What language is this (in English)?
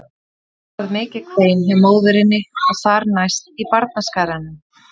Icelandic